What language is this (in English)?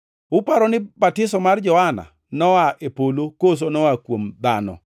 Luo (Kenya and Tanzania)